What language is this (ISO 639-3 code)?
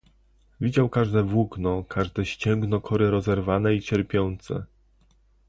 pol